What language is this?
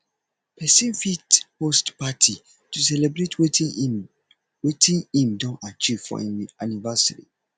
Nigerian Pidgin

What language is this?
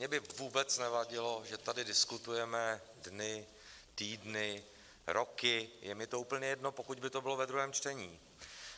Czech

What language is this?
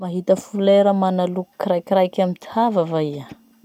Masikoro Malagasy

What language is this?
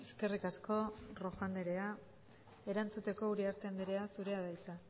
Basque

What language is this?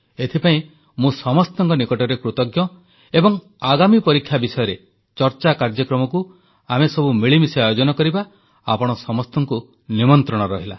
Odia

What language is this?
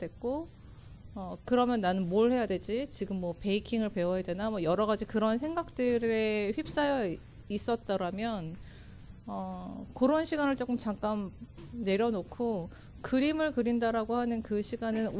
Korean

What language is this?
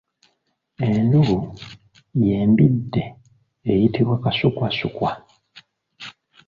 Ganda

